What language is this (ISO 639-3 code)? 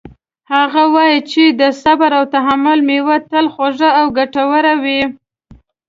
pus